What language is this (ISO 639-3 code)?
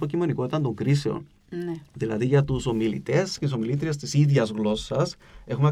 ell